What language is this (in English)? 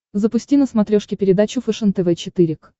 Russian